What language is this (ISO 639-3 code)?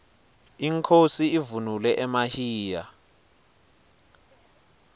ssw